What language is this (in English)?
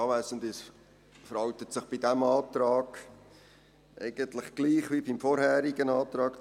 Swiss German